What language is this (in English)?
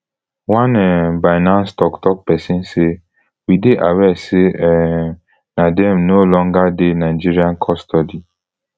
Nigerian Pidgin